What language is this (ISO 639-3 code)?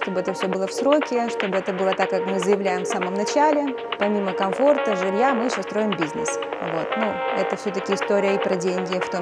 rus